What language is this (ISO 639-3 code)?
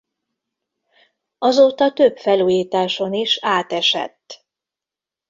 hun